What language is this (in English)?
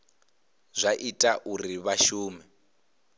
Venda